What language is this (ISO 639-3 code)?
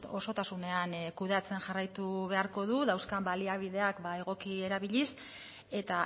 eus